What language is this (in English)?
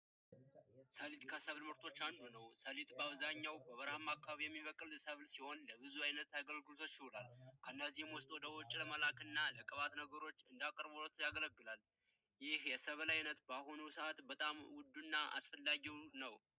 Amharic